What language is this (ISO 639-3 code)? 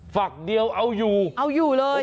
tha